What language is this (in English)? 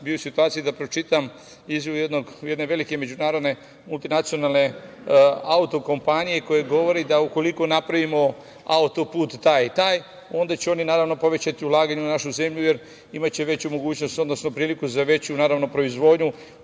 Serbian